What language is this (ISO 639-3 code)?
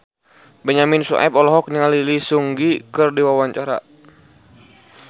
sun